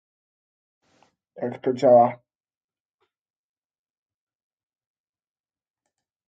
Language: Polish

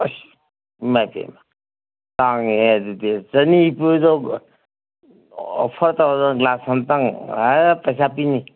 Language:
Manipuri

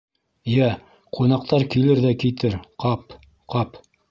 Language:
Bashkir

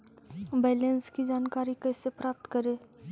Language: Magahi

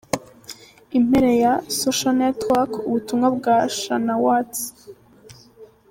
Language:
Kinyarwanda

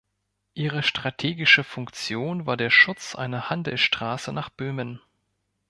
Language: German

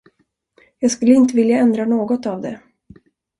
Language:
Swedish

